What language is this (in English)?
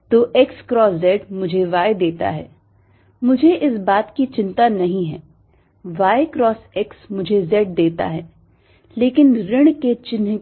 Hindi